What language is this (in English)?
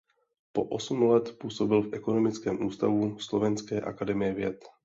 Czech